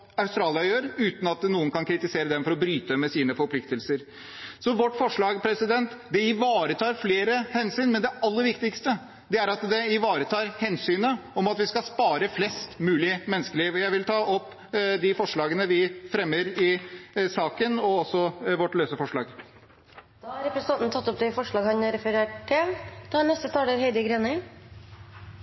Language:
Norwegian Bokmål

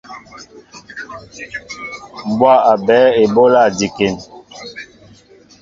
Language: Mbo (Cameroon)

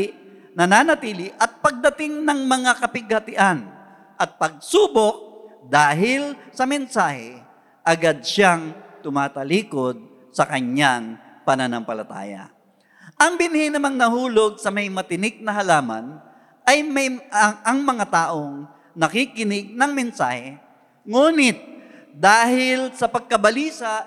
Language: Filipino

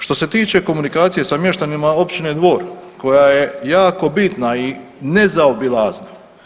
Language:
Croatian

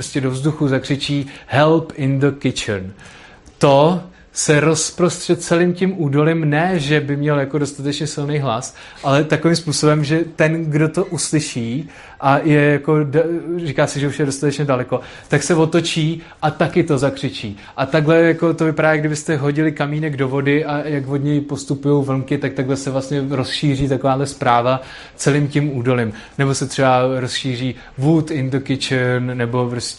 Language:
Czech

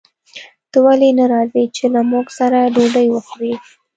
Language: Pashto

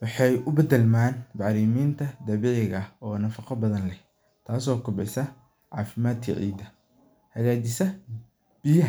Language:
Somali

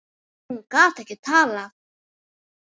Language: Icelandic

